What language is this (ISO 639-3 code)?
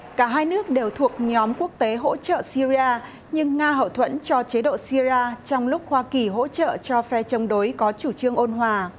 vie